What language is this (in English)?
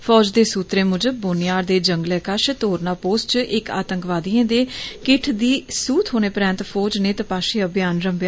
Dogri